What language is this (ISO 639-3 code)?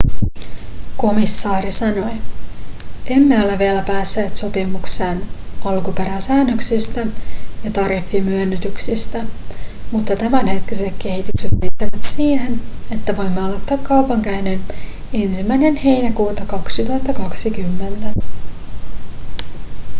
fin